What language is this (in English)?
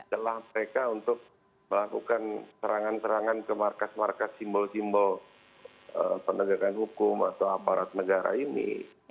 Indonesian